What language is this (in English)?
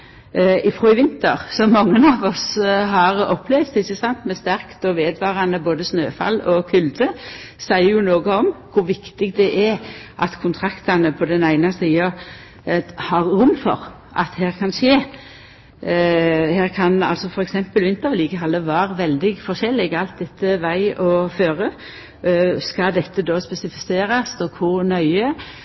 Norwegian Nynorsk